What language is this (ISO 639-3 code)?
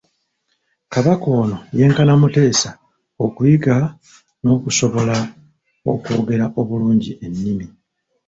lug